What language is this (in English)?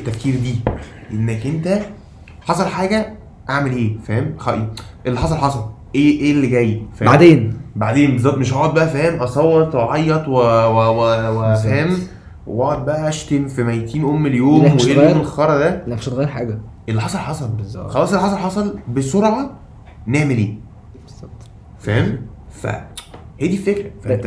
Arabic